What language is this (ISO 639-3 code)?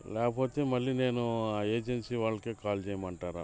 tel